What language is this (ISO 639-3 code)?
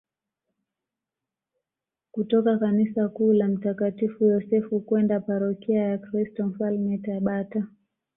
swa